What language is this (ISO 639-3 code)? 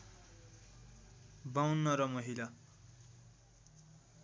nep